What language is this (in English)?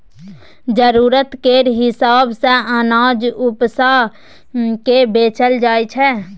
Maithili